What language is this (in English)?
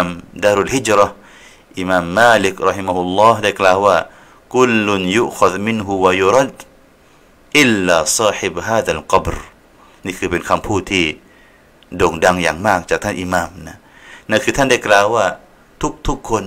Thai